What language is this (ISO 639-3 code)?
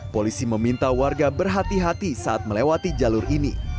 ind